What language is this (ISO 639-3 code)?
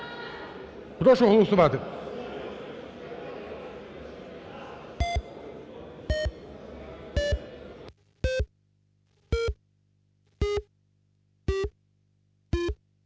ukr